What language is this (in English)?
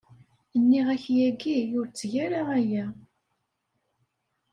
Kabyle